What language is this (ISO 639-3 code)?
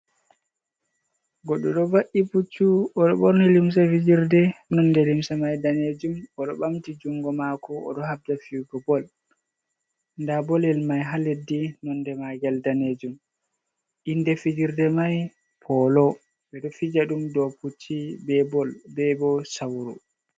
ful